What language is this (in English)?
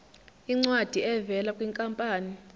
Zulu